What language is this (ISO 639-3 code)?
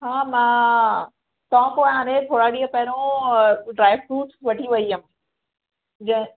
snd